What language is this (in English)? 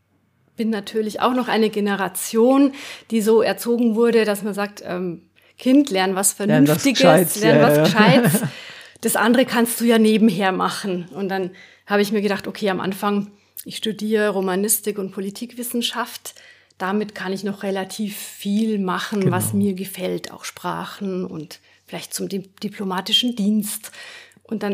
German